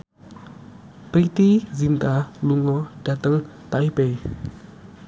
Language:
Javanese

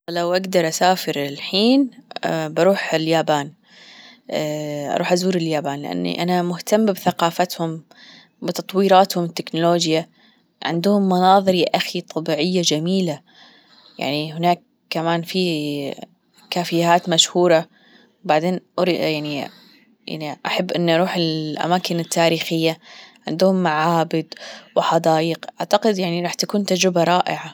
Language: Gulf Arabic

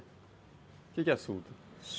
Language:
Portuguese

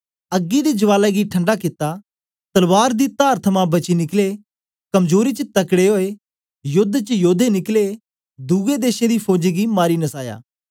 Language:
Dogri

